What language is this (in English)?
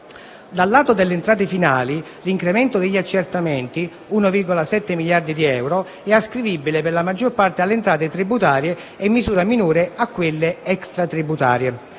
Italian